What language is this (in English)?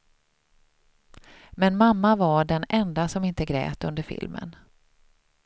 Swedish